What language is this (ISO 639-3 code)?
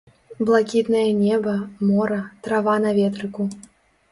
bel